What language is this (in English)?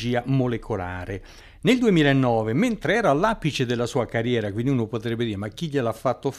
Italian